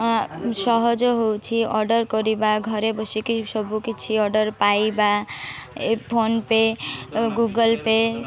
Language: Odia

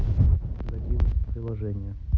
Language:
Russian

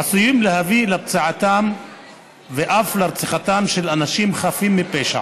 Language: Hebrew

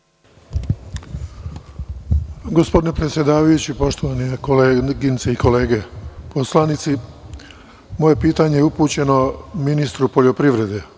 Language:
Serbian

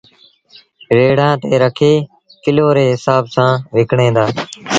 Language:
Sindhi Bhil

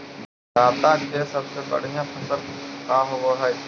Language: Magahi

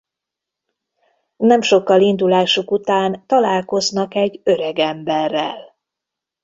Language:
Hungarian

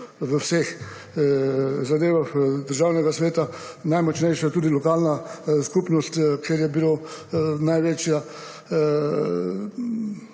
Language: Slovenian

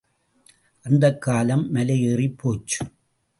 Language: Tamil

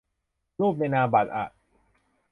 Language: Thai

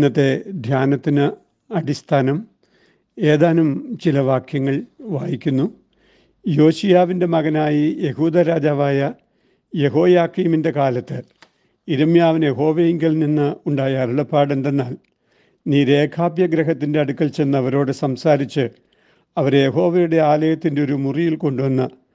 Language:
Malayalam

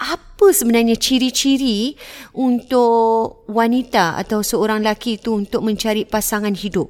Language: Malay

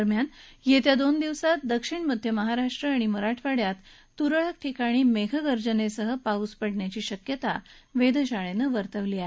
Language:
Marathi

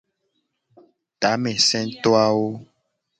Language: Gen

